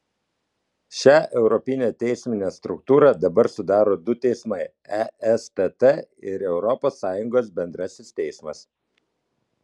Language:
Lithuanian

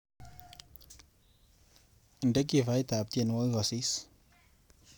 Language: Kalenjin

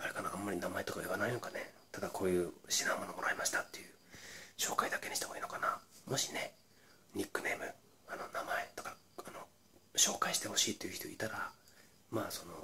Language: Japanese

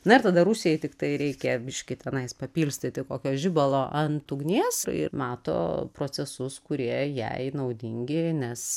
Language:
Lithuanian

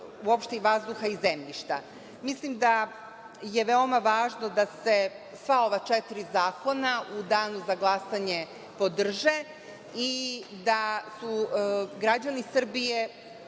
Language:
Serbian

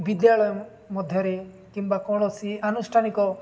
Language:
Odia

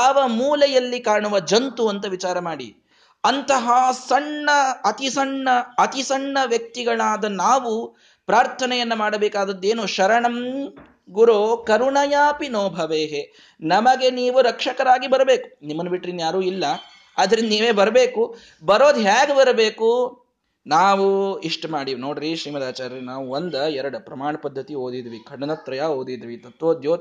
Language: Kannada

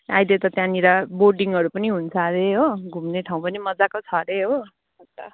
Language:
Nepali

